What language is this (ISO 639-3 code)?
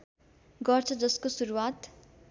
nep